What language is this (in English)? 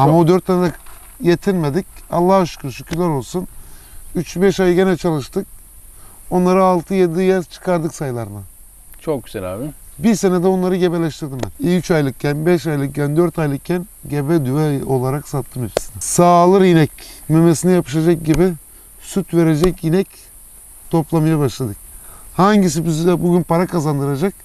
Turkish